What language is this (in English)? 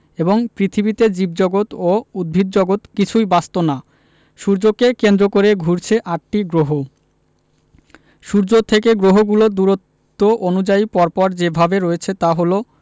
Bangla